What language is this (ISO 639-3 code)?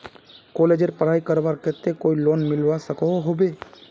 mag